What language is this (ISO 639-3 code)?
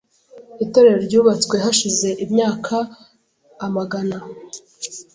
kin